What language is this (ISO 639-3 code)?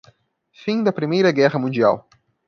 por